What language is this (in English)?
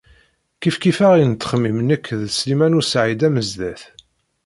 Kabyle